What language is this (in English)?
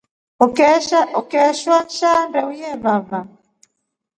Rombo